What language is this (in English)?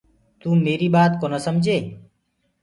Gurgula